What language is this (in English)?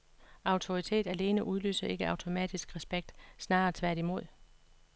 Danish